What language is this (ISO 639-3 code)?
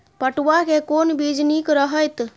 mai